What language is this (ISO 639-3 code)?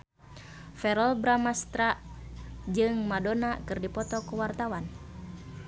sun